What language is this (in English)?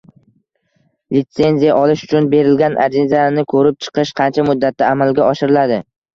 Uzbek